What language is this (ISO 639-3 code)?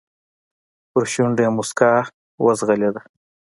pus